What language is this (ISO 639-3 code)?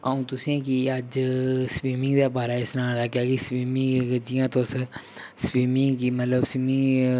doi